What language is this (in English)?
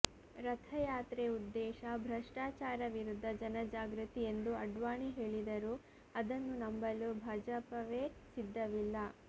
Kannada